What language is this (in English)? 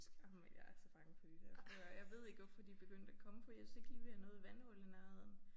Danish